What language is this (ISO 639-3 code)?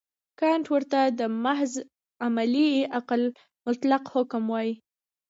pus